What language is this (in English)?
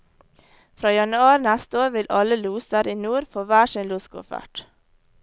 Norwegian